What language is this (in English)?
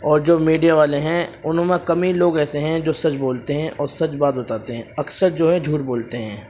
Urdu